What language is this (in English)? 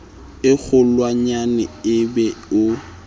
Southern Sotho